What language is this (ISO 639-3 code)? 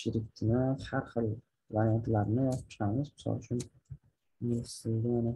tur